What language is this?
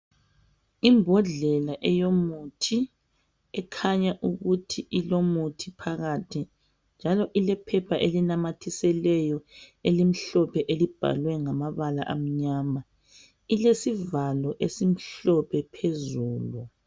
North Ndebele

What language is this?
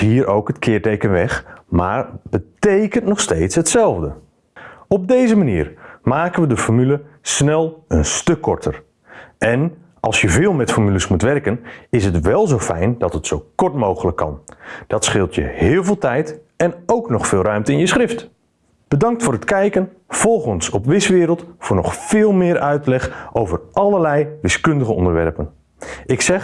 Dutch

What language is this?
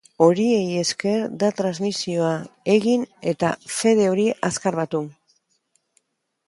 Basque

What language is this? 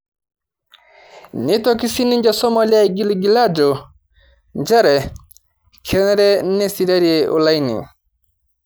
Masai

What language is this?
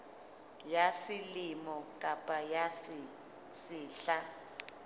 Southern Sotho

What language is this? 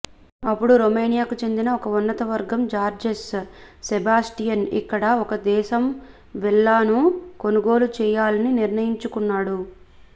Telugu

